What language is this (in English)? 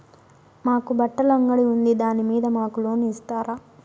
Telugu